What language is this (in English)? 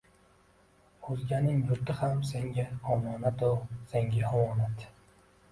Uzbek